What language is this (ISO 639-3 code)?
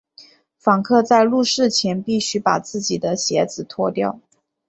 zho